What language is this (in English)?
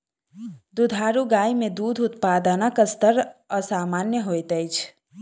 Maithili